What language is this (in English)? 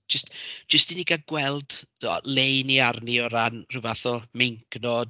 Welsh